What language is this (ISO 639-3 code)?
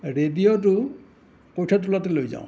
asm